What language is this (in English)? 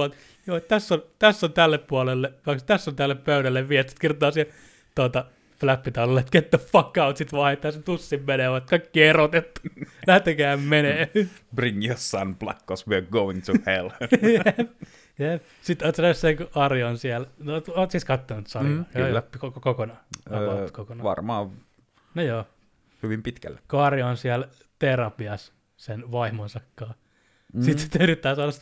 Finnish